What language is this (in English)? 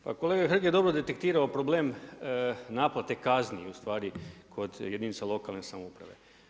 Croatian